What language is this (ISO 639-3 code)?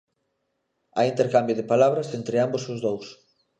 glg